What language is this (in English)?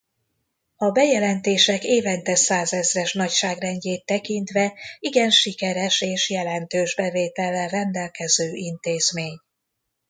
Hungarian